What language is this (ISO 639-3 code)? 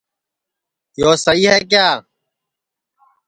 ssi